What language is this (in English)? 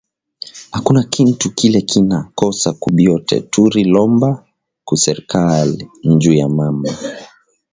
Swahili